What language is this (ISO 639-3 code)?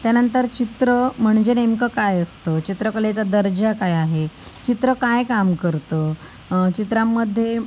mar